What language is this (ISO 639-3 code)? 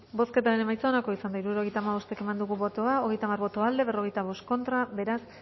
eus